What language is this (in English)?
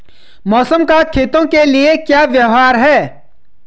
Hindi